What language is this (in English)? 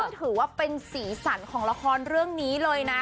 Thai